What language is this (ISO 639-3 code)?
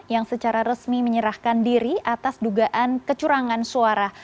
ind